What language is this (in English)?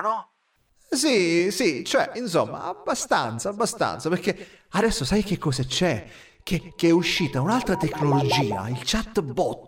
Italian